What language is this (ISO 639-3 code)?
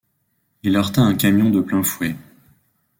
fra